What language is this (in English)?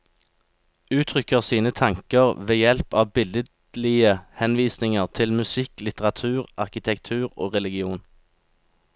Norwegian